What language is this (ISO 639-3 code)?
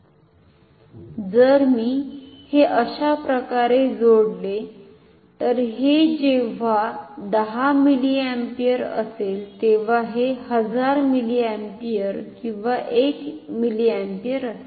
mar